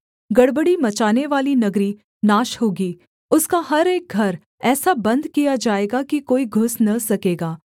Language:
Hindi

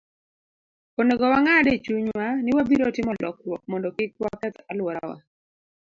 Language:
Luo (Kenya and Tanzania)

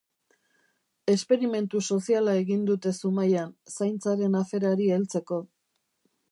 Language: Basque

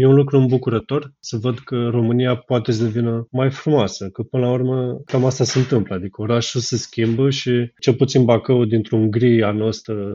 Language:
Romanian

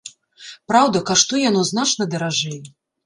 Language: Belarusian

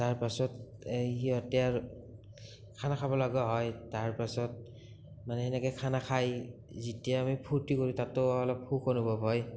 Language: Assamese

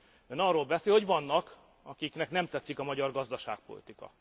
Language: Hungarian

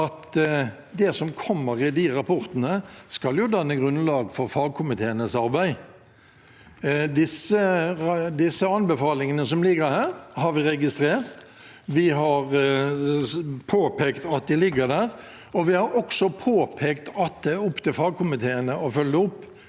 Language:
Norwegian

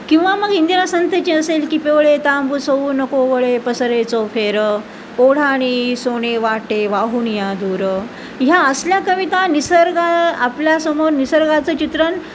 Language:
Marathi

